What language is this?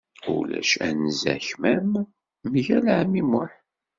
Kabyle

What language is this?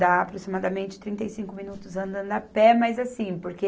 Portuguese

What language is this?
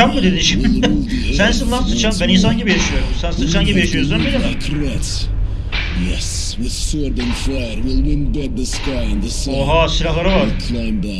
Turkish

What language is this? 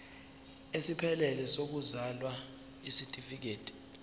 Zulu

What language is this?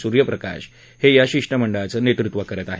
Marathi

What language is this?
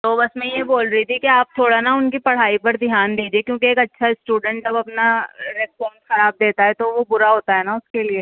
Urdu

